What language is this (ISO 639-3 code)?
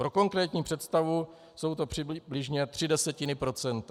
ces